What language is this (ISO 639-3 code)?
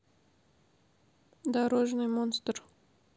rus